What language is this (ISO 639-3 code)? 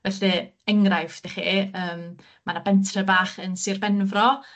cym